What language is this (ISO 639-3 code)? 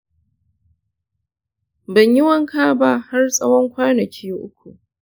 hau